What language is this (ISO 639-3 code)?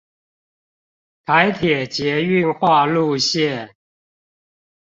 zho